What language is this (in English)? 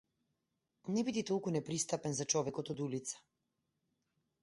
Macedonian